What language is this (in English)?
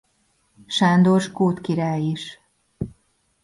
Hungarian